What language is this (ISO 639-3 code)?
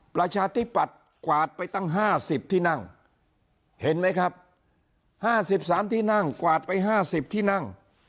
tha